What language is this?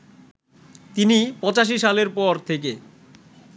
Bangla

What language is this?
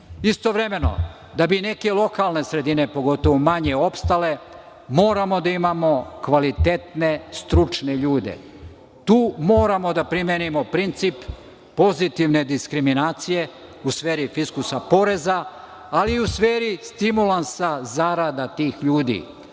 Serbian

